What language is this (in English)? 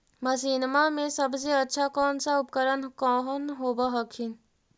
Magahi